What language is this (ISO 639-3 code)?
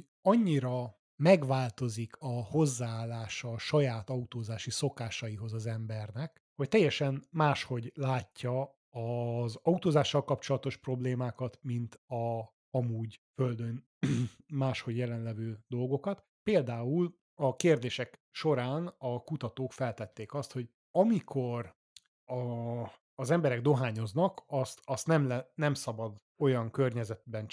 hun